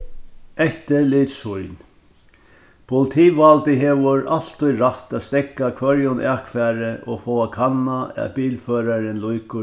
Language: Faroese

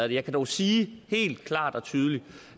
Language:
Danish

